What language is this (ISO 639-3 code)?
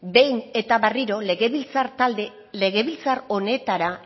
eus